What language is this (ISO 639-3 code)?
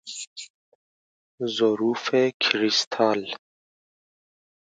fas